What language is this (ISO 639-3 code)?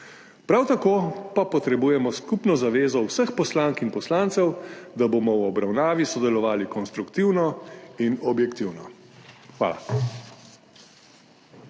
slv